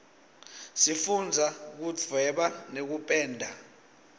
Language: Swati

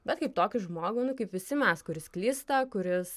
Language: Lithuanian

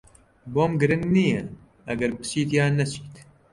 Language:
Central Kurdish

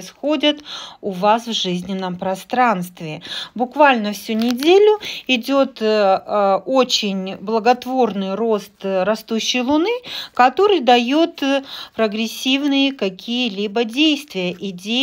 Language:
Russian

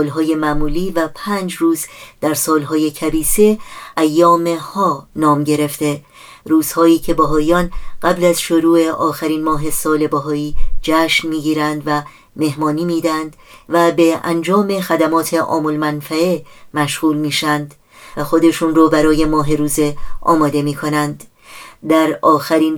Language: Persian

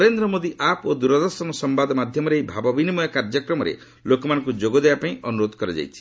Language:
Odia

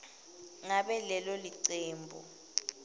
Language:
Swati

